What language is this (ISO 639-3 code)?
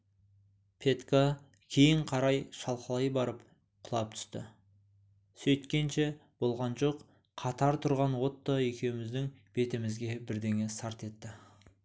kaz